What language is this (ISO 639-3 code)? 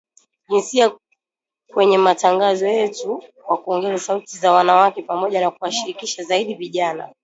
swa